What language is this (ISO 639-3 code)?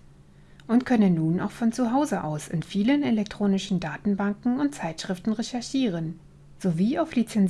deu